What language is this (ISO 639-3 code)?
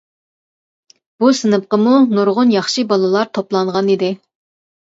uig